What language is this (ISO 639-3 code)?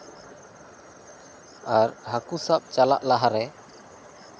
sat